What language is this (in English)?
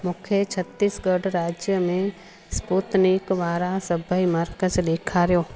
Sindhi